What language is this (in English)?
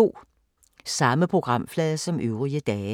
Danish